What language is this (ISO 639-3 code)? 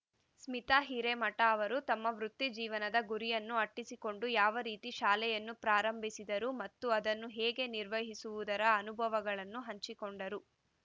kan